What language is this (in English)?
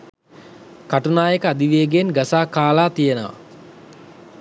Sinhala